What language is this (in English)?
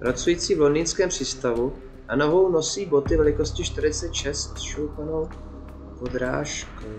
Czech